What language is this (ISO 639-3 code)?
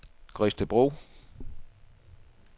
dan